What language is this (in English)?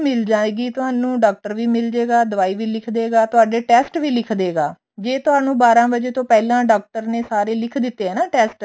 Punjabi